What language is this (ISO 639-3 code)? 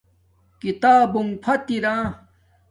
dmk